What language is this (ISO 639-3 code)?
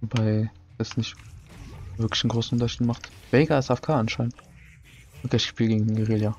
deu